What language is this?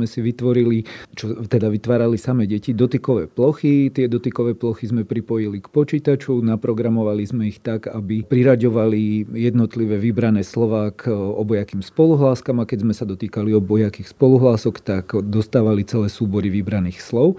Slovak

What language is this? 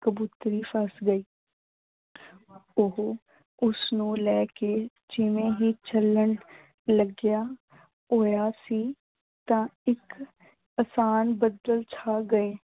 Punjabi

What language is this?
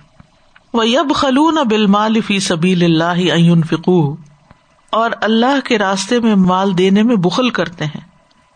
Urdu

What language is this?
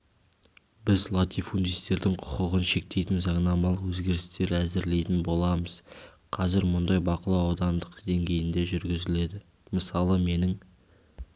Kazakh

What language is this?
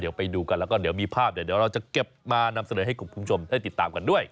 Thai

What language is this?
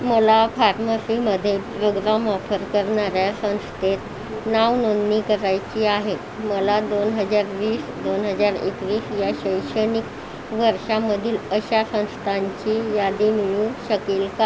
Marathi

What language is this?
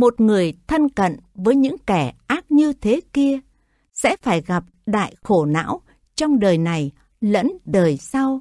Vietnamese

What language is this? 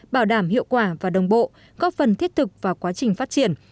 Vietnamese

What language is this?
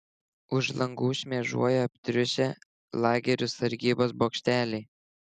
Lithuanian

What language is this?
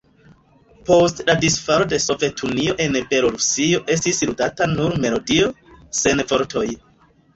Esperanto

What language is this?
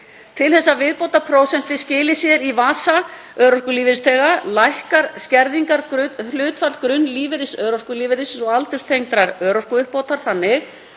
Icelandic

